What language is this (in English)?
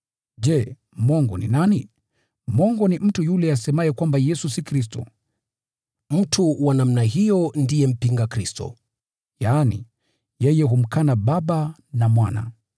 Swahili